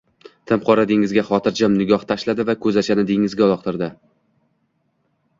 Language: Uzbek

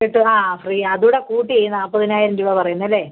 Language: Malayalam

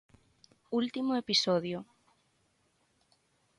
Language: Galician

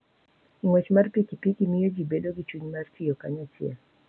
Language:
Luo (Kenya and Tanzania)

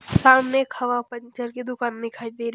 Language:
Hindi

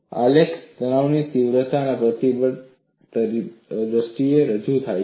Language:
Gujarati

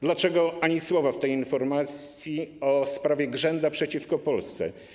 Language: Polish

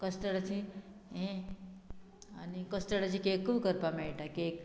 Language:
Konkani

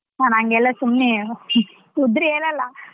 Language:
Kannada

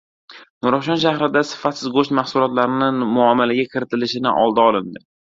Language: Uzbek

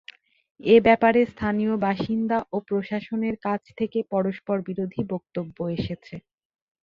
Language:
Bangla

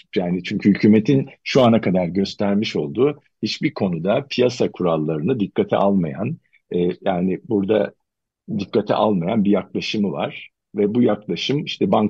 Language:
Turkish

